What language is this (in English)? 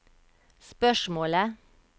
Norwegian